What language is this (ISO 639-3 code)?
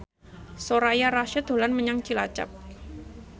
jav